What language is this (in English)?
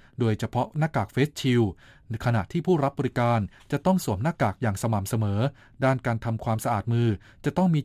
Thai